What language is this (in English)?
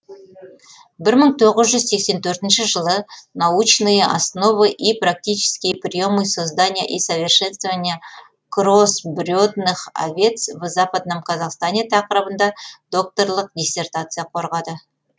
Kazakh